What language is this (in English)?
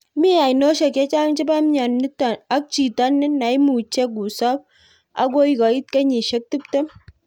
Kalenjin